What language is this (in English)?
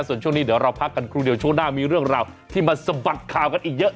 Thai